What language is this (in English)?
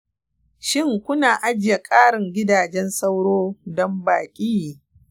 Hausa